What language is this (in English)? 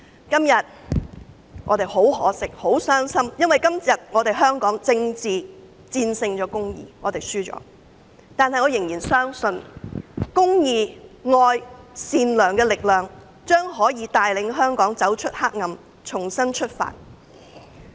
Cantonese